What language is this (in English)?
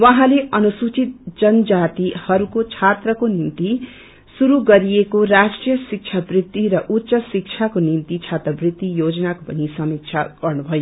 Nepali